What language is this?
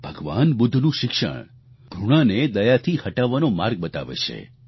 Gujarati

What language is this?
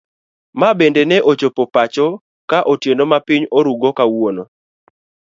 Luo (Kenya and Tanzania)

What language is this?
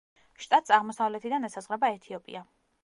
Georgian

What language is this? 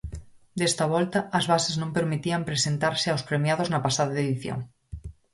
Galician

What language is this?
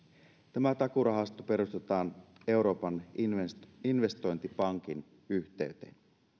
Finnish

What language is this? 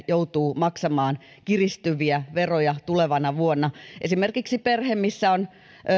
Finnish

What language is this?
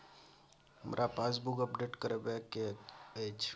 Maithili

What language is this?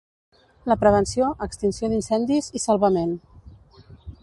Catalan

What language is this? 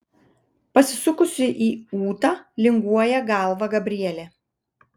Lithuanian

